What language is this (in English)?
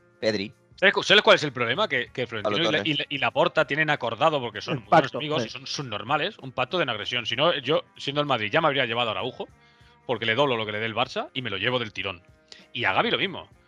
Spanish